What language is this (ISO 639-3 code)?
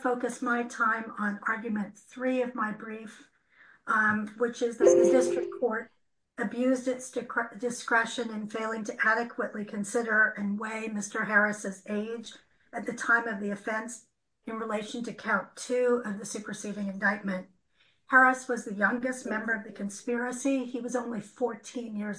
eng